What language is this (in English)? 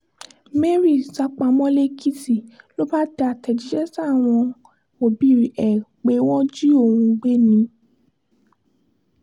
Yoruba